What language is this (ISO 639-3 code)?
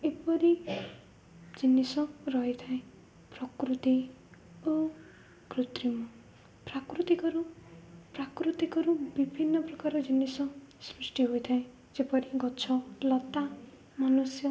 ori